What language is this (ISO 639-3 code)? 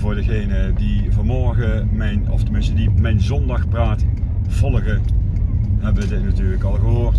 nld